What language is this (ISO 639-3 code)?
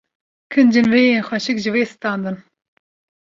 kur